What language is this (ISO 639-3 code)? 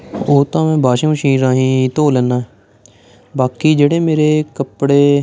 pan